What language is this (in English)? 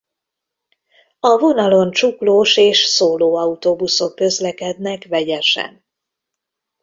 Hungarian